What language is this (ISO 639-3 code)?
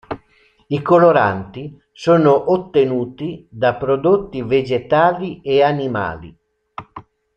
ita